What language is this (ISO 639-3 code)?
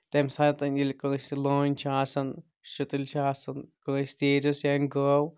kas